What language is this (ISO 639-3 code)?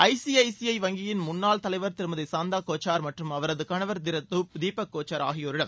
tam